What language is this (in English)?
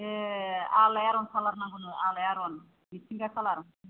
Bodo